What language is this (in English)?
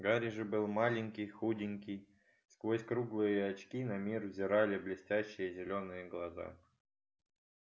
Russian